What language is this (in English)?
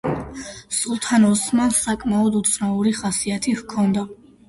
Georgian